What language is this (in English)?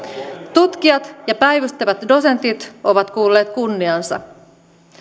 Finnish